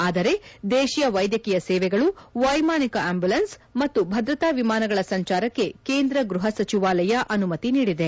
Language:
Kannada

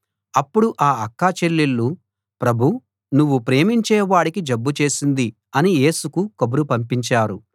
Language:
Telugu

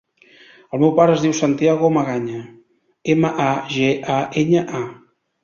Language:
Catalan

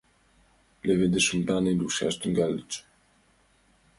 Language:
Mari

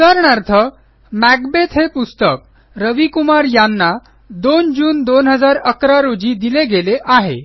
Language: Marathi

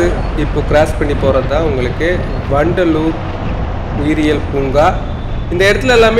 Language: Tamil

